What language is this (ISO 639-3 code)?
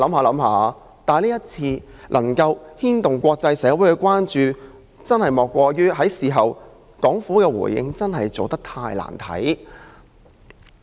yue